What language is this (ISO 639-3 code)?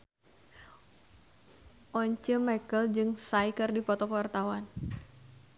sun